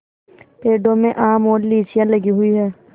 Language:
Hindi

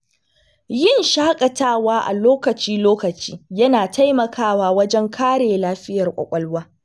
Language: Hausa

